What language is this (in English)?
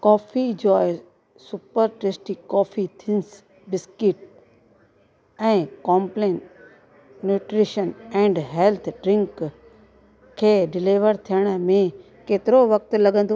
Sindhi